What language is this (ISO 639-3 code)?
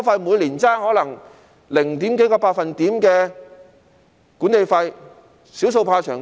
yue